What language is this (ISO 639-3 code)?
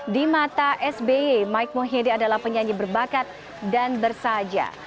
ind